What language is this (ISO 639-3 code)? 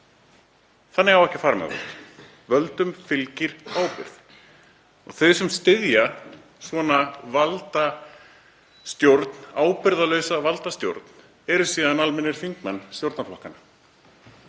isl